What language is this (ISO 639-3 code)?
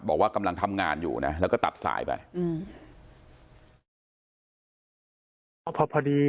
tha